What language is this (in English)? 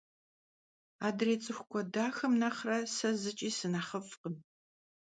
Kabardian